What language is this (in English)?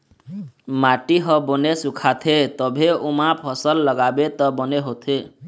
Chhattisgarhi